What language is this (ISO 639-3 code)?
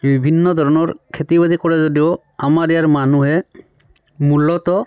asm